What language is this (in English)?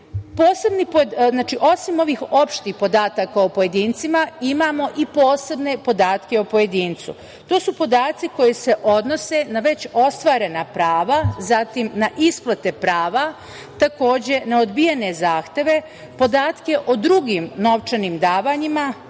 Serbian